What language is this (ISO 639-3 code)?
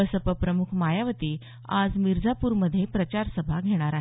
mar